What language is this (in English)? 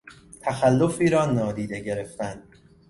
Persian